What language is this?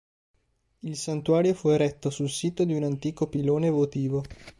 Italian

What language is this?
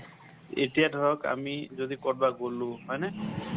Assamese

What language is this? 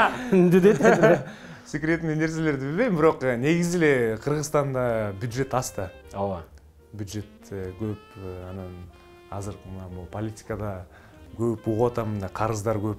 Turkish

